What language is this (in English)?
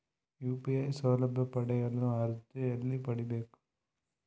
Kannada